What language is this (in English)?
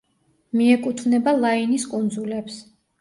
Georgian